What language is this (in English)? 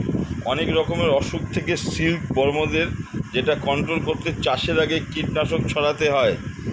Bangla